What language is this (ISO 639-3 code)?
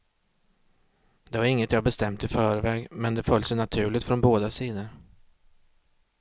swe